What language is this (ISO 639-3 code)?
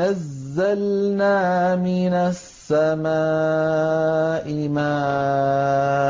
ara